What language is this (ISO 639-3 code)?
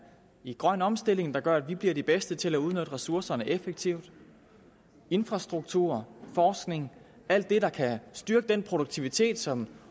dan